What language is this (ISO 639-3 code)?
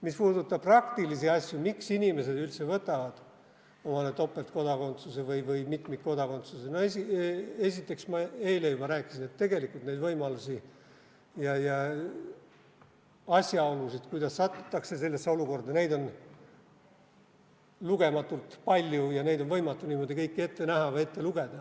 est